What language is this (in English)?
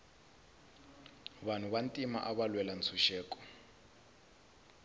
Tsonga